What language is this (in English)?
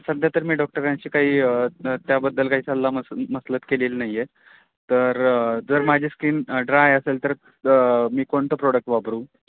Marathi